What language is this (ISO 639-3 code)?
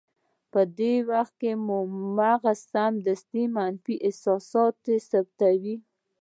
pus